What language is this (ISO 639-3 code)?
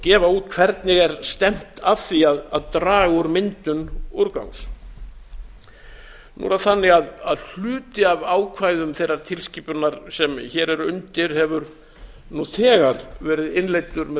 isl